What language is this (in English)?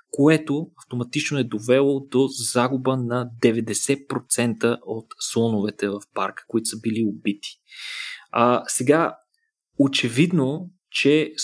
Bulgarian